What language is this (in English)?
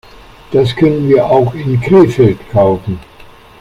German